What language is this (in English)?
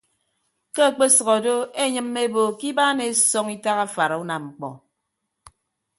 Ibibio